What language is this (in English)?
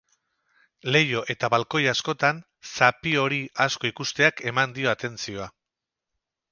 Basque